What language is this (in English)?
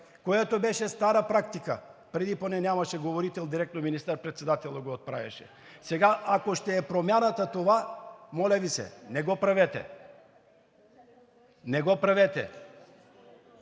Bulgarian